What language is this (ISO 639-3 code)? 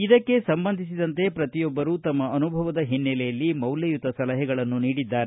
kan